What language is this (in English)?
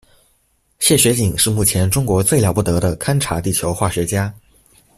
Chinese